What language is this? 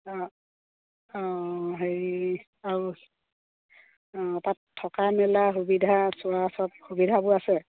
Assamese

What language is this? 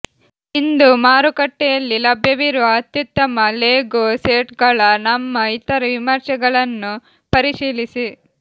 Kannada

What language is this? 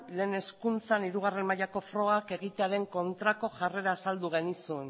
Basque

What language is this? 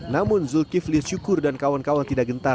Indonesian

